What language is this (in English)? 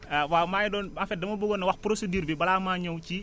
Wolof